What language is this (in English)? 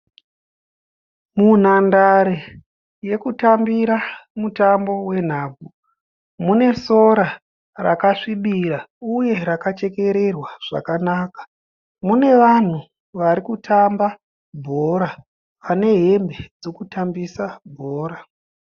Shona